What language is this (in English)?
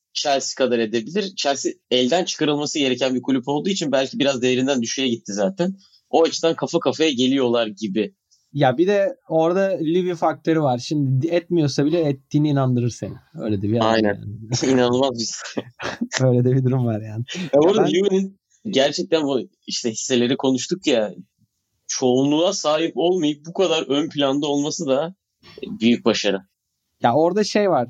Turkish